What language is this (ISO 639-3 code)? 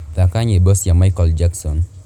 kik